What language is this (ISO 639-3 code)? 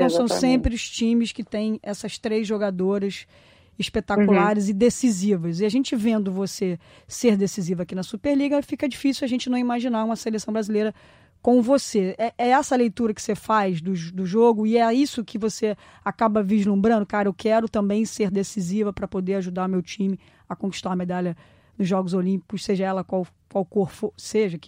por